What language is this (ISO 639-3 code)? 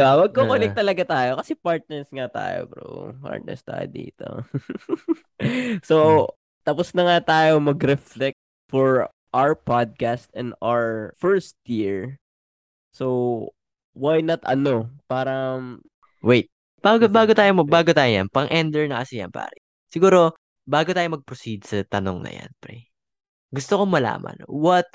fil